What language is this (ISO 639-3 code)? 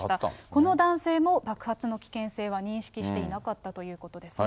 jpn